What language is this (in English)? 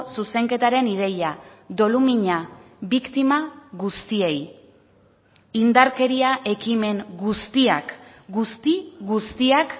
Basque